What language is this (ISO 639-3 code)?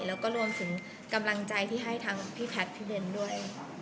tha